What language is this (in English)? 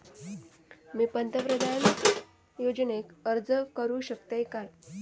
Marathi